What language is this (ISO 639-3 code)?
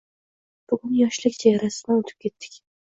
uzb